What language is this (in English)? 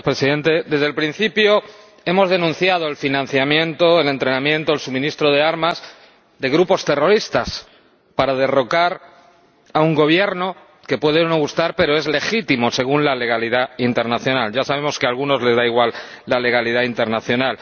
Spanish